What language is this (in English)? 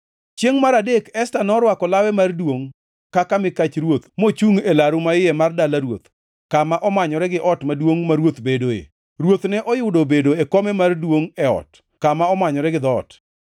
Luo (Kenya and Tanzania)